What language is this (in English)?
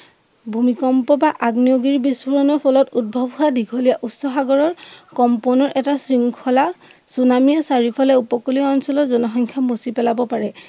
Assamese